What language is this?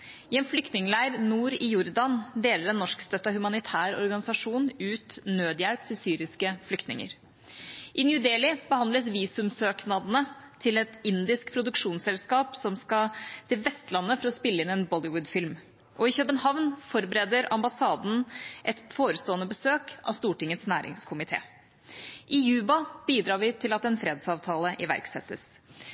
Norwegian Bokmål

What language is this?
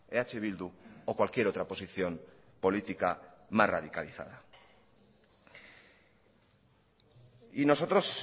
Spanish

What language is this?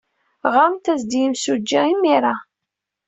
Kabyle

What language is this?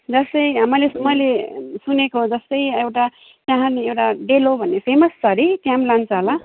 Nepali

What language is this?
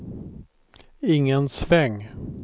Swedish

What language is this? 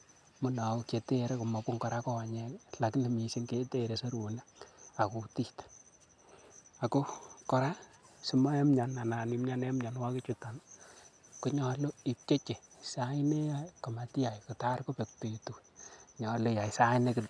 Kalenjin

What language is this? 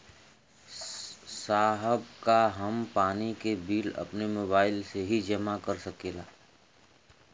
Bhojpuri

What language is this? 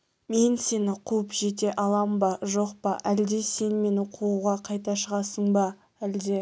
Kazakh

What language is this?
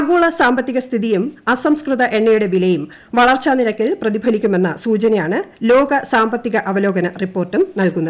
Malayalam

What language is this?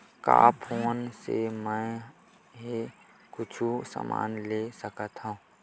Chhattisgarhi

